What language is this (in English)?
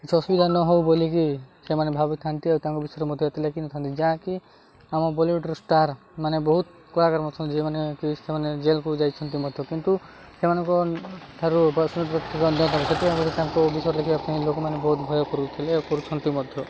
Odia